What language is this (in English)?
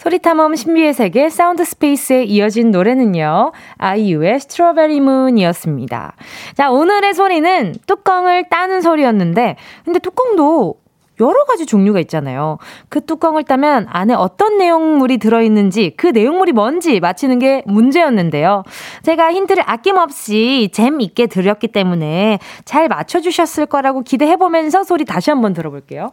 Korean